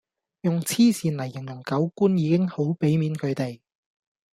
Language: Cantonese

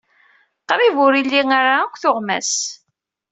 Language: Kabyle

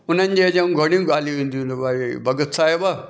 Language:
Sindhi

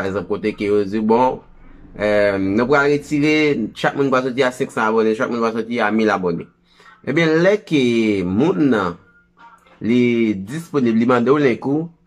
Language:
Portuguese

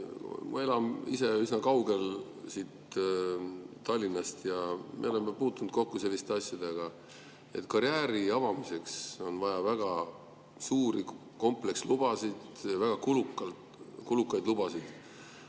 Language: Estonian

